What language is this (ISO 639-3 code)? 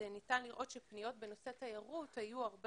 heb